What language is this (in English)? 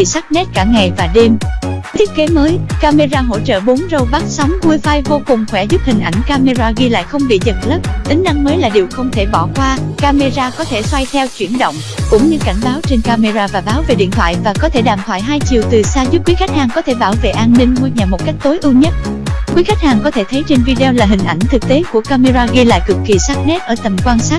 Vietnamese